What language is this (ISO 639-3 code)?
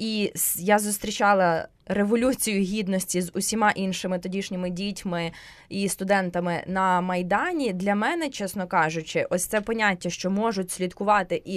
ukr